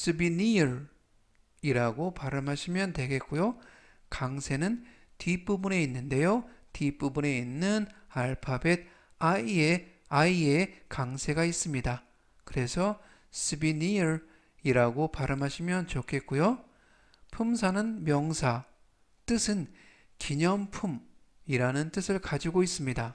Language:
Korean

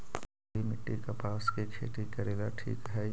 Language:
Magahi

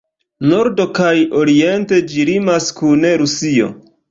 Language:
Esperanto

